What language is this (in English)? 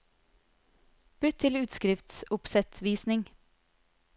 Norwegian